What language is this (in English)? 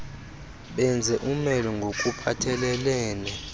Xhosa